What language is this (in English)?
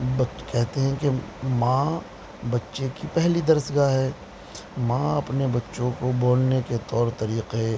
Urdu